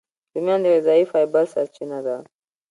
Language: Pashto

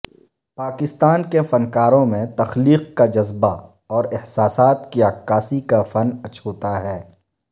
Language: Urdu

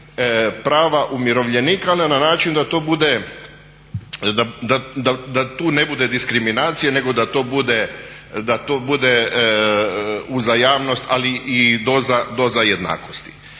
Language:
Croatian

